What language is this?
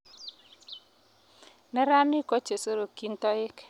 Kalenjin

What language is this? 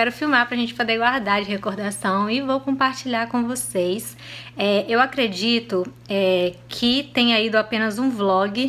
Portuguese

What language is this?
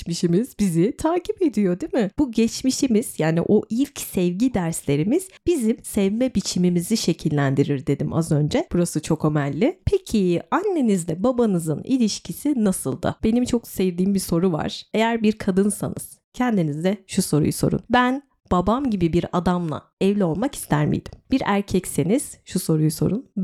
Turkish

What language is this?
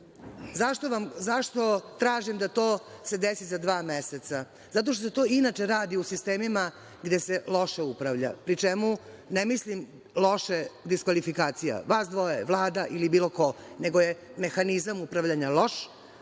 Serbian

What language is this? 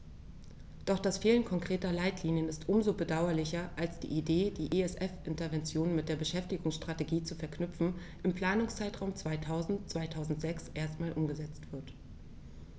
German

